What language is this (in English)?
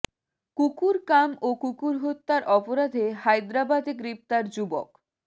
Bangla